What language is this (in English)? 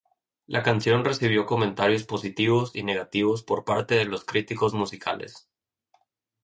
Spanish